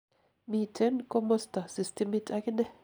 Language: Kalenjin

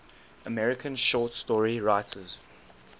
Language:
English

